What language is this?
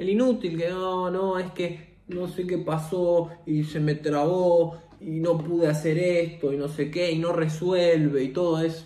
Spanish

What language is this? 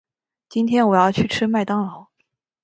Chinese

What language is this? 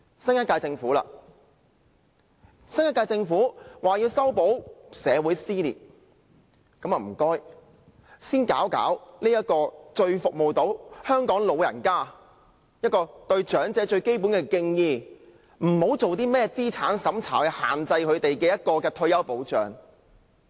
Cantonese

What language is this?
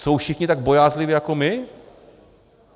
Czech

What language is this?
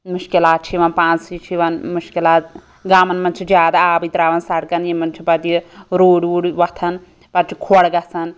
Kashmiri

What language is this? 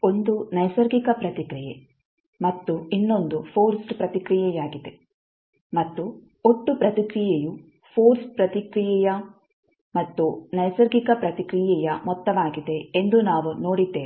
Kannada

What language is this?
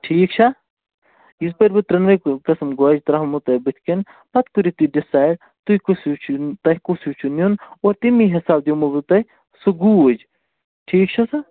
Kashmiri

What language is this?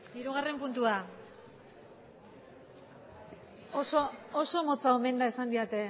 Basque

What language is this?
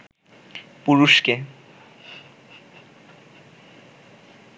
Bangla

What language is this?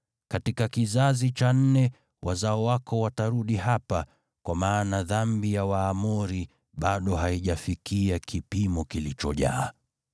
Swahili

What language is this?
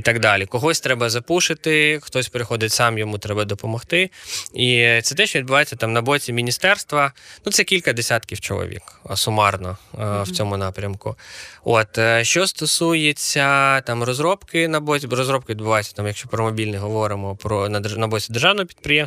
Ukrainian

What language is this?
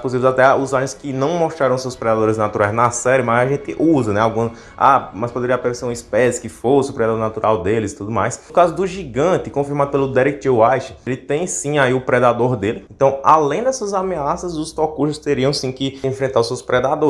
Portuguese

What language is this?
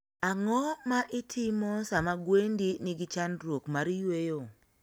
Luo (Kenya and Tanzania)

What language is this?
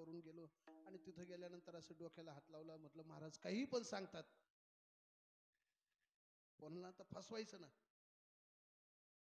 Arabic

